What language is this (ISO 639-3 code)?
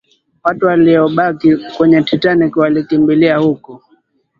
swa